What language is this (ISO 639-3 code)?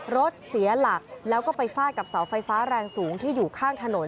tha